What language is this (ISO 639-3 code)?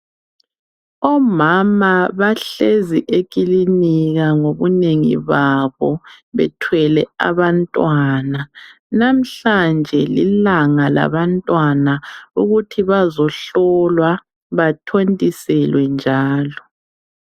nde